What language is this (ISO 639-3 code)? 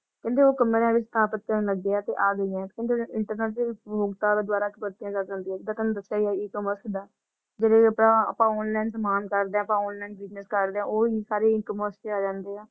pan